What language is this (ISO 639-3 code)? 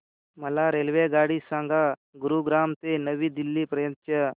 mar